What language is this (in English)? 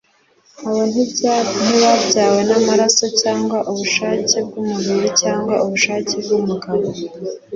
Kinyarwanda